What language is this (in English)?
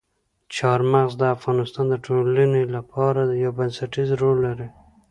Pashto